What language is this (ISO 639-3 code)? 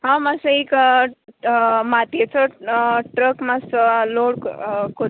kok